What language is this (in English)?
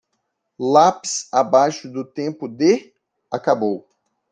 Portuguese